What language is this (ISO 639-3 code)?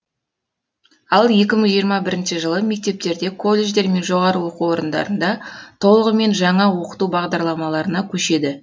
kaz